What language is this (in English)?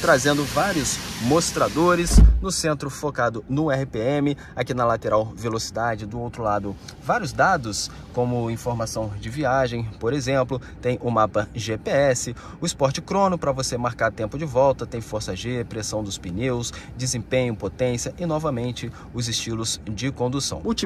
Portuguese